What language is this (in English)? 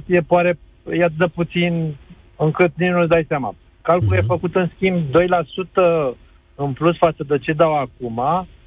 Romanian